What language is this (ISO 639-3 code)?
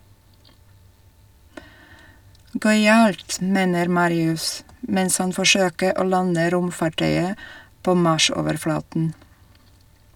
nor